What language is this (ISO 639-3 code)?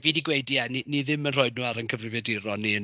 cym